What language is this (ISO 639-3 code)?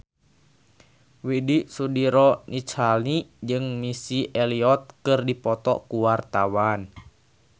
sun